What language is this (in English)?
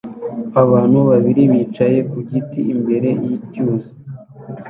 Kinyarwanda